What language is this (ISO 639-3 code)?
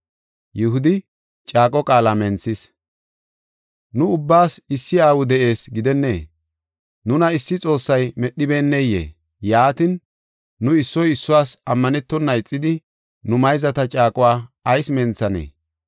gof